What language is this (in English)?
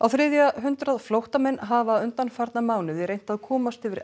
Icelandic